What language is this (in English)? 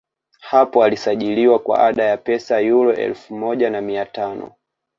Swahili